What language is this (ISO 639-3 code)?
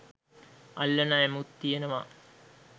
sin